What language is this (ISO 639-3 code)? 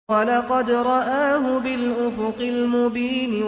ara